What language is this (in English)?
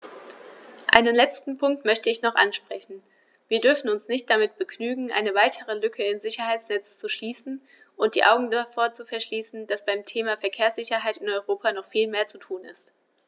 German